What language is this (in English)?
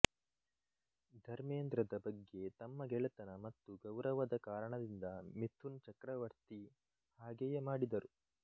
Kannada